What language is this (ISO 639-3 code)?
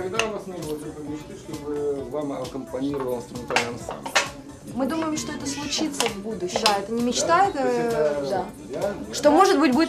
rus